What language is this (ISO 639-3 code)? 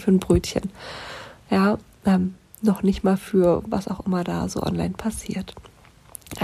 deu